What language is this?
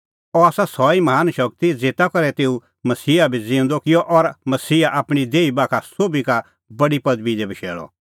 Kullu Pahari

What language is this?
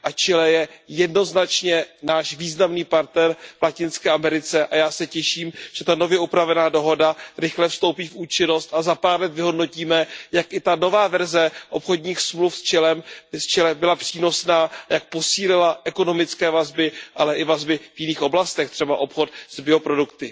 Czech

